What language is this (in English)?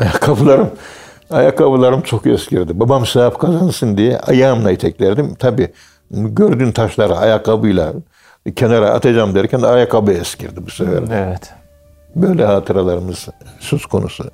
Turkish